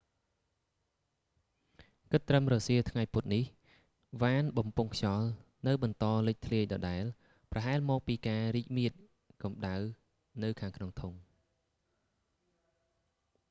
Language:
Khmer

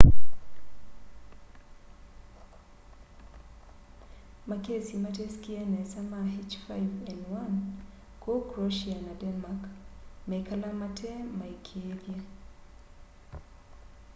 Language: Kamba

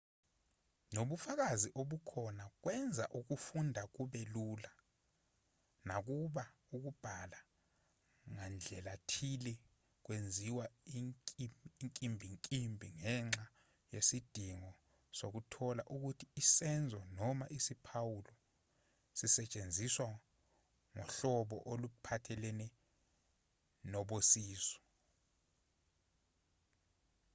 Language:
Zulu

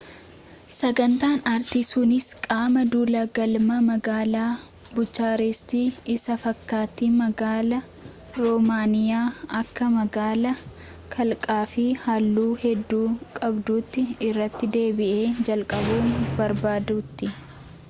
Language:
Oromo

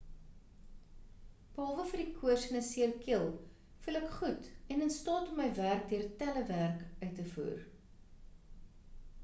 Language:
Afrikaans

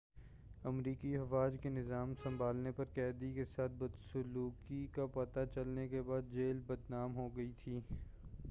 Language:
Urdu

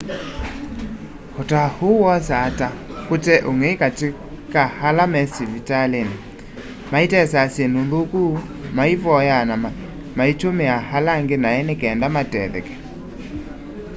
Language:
Kamba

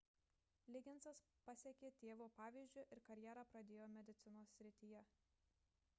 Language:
Lithuanian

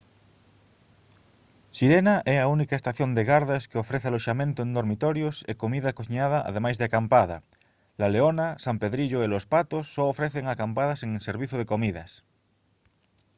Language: Galician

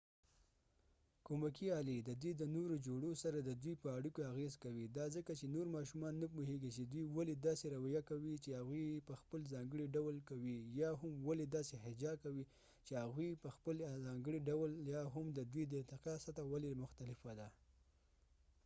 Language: Pashto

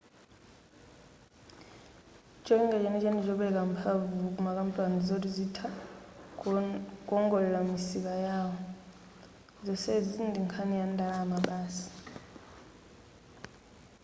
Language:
Nyanja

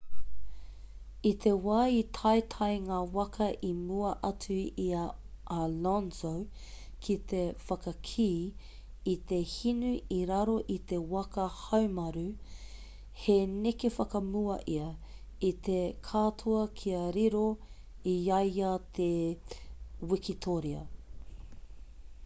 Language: Māori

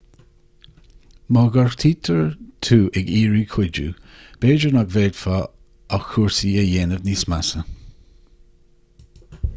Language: Irish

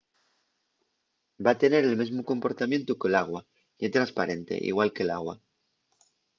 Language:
Asturian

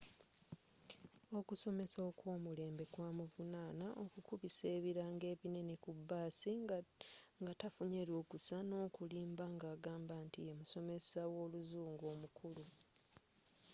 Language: Ganda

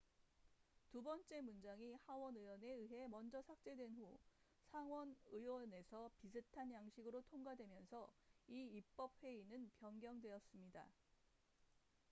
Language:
Korean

